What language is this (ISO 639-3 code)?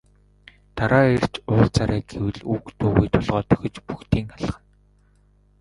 mon